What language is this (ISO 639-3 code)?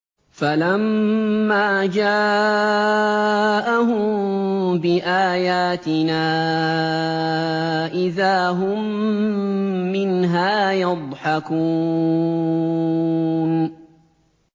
ara